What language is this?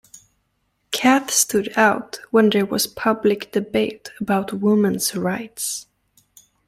English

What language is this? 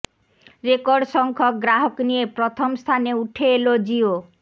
Bangla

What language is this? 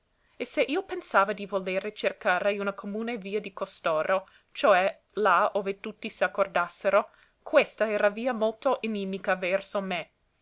Italian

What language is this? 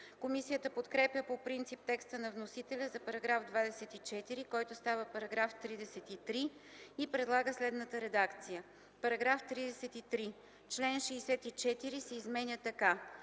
Bulgarian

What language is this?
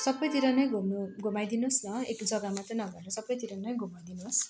Nepali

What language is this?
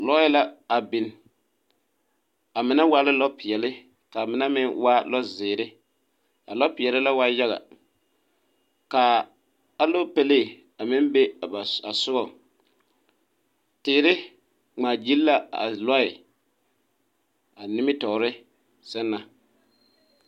Southern Dagaare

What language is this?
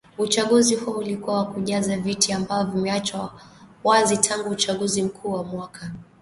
Swahili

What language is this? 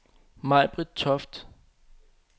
Danish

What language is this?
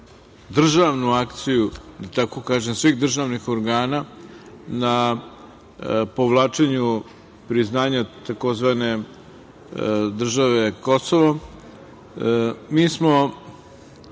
Serbian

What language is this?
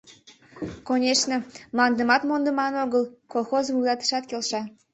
Mari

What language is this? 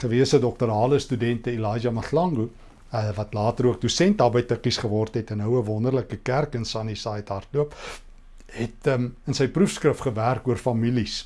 Dutch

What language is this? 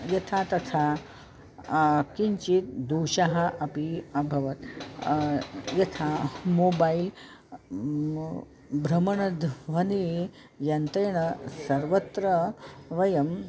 Sanskrit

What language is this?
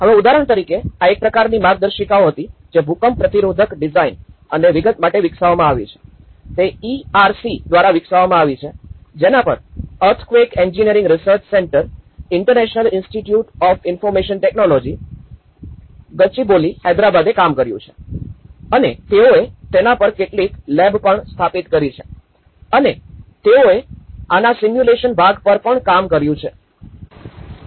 Gujarati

